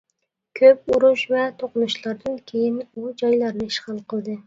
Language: Uyghur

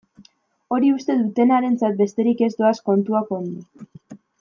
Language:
Basque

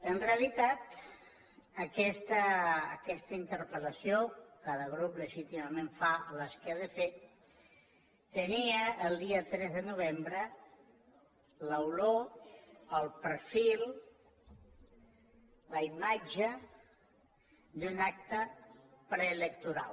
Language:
Catalan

